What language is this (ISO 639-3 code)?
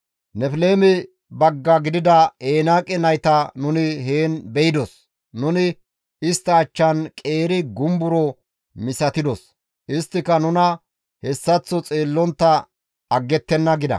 gmv